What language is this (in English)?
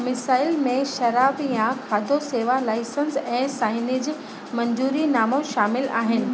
Sindhi